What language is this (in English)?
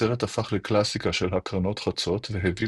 Hebrew